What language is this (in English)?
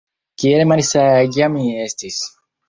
Esperanto